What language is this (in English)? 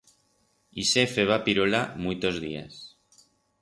Aragonese